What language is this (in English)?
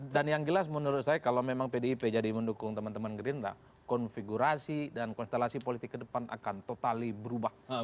Indonesian